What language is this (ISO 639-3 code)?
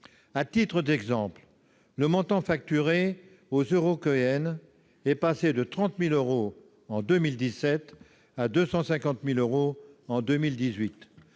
fra